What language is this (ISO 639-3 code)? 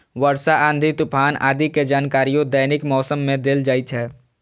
mai